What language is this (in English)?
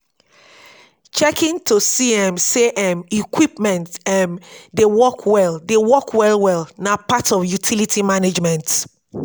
Nigerian Pidgin